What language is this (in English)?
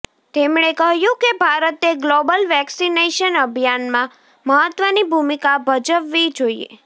Gujarati